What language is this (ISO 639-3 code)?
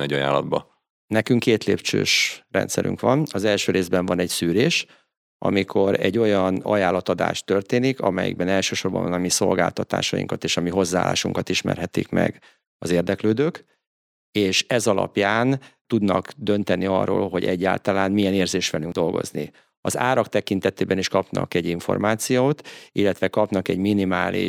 hun